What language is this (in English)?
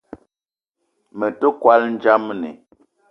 Eton (Cameroon)